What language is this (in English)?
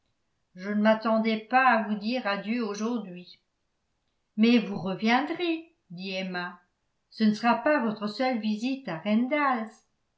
French